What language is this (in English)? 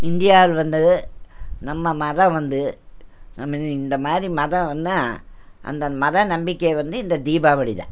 Tamil